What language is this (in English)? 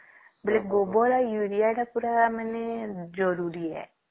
Odia